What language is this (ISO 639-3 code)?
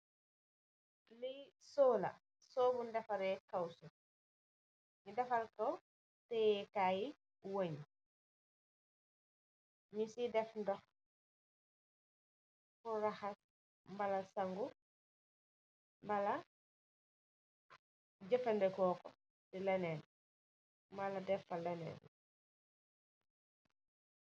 wol